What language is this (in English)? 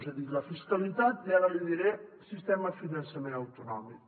Catalan